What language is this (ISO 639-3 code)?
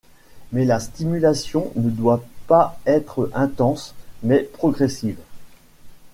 fra